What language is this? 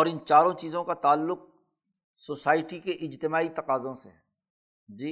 Urdu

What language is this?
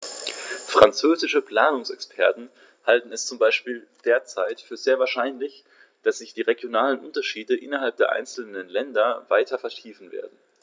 German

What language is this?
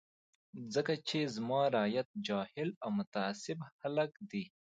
Pashto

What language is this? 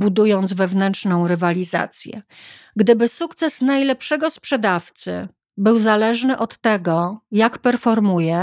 Polish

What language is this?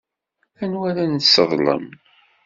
Kabyle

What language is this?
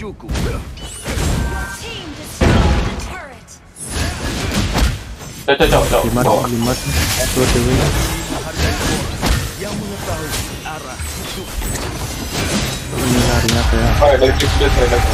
Indonesian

